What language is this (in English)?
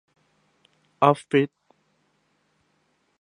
Thai